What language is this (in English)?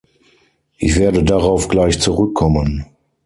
German